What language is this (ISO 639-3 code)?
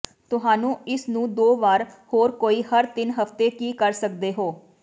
pan